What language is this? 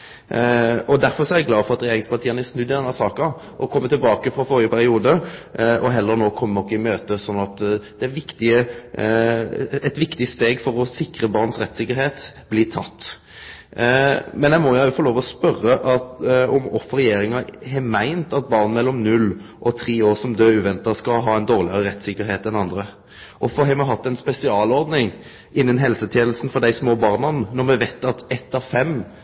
Norwegian Nynorsk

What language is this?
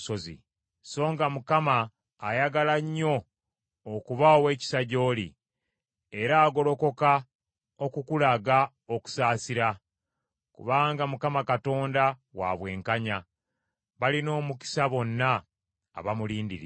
Ganda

